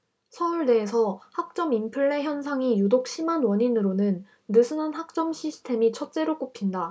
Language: Korean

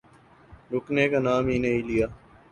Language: Urdu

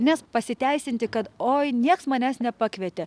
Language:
Lithuanian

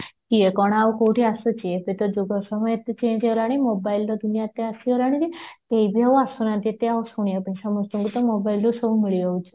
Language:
Odia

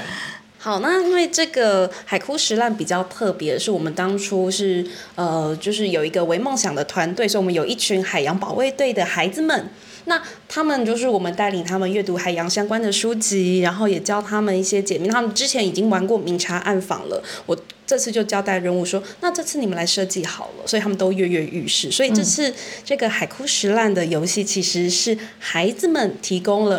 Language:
Chinese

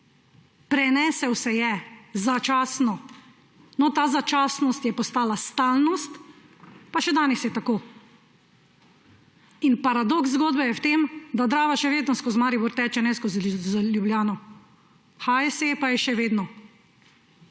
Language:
Slovenian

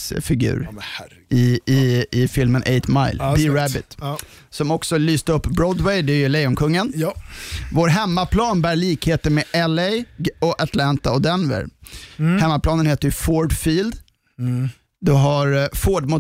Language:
Swedish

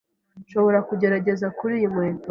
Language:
Kinyarwanda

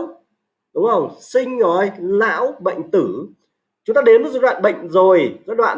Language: Vietnamese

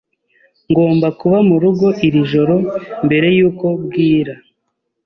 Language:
Kinyarwanda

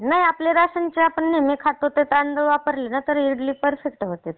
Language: Marathi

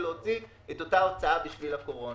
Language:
Hebrew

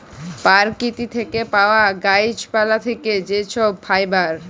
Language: Bangla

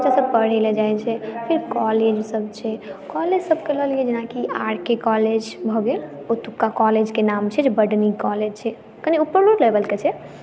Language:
Maithili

